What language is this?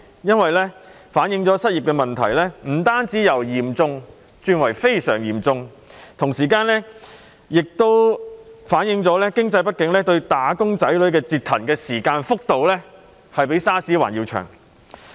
Cantonese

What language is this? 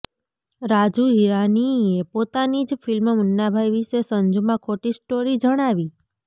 Gujarati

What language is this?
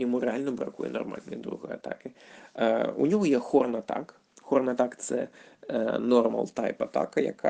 Ukrainian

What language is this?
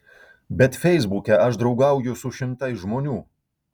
Lithuanian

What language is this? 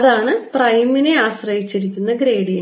Malayalam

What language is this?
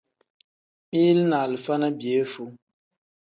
Tem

